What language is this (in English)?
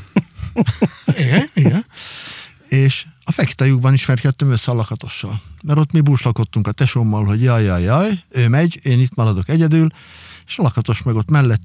Hungarian